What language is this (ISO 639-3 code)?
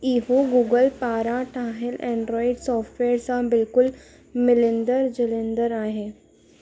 snd